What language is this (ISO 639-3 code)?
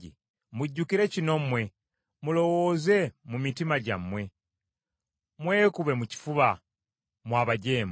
lug